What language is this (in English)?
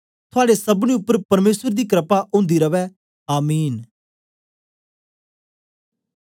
Dogri